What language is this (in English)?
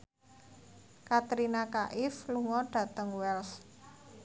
Javanese